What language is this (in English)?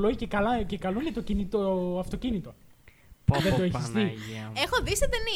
Greek